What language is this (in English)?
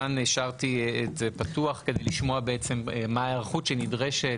Hebrew